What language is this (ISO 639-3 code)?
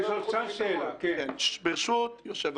heb